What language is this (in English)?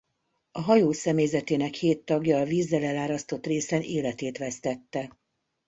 Hungarian